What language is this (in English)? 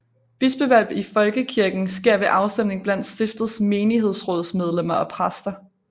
Danish